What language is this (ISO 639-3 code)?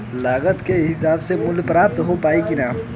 bho